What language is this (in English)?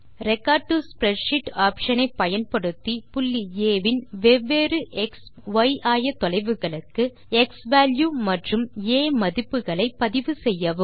Tamil